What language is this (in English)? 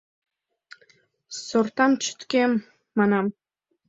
Mari